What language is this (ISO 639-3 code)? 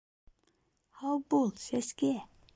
bak